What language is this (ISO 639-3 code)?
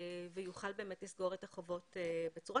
heb